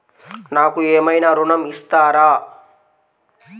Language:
Telugu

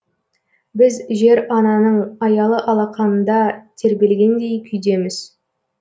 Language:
Kazakh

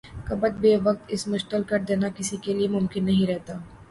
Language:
Urdu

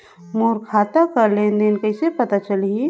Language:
Chhattisgarhi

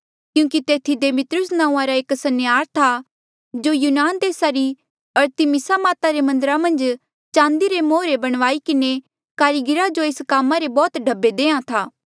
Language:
Mandeali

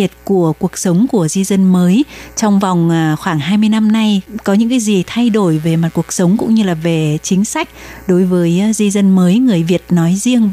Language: Vietnamese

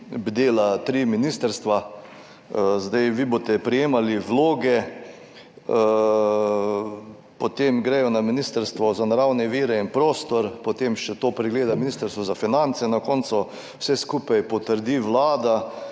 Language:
Slovenian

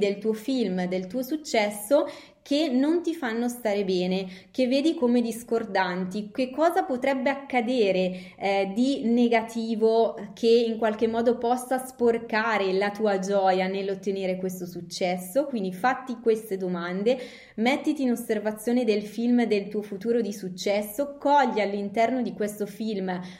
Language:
Italian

